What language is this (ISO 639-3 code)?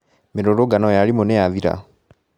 kik